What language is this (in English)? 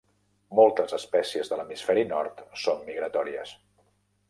Catalan